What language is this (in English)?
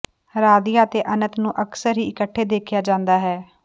Punjabi